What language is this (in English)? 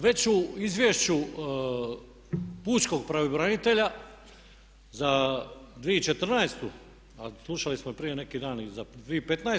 Croatian